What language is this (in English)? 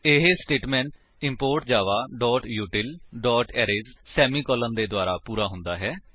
Punjabi